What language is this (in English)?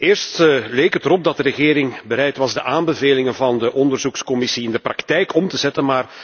Dutch